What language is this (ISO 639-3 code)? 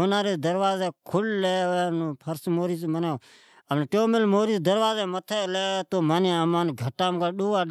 odk